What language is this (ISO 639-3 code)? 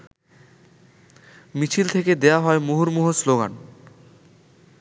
ben